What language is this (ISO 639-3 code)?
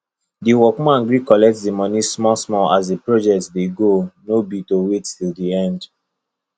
pcm